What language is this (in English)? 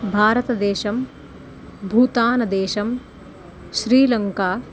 Sanskrit